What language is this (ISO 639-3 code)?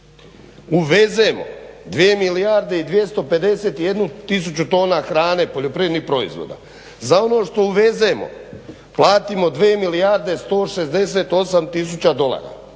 hrv